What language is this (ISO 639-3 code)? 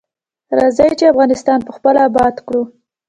pus